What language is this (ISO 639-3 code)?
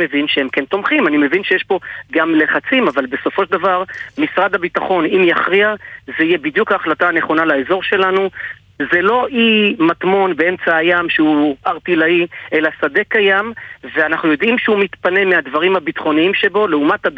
heb